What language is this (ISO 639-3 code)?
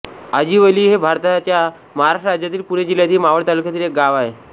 mar